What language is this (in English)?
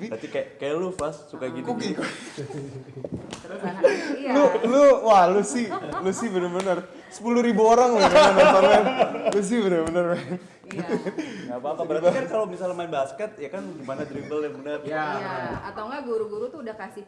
Indonesian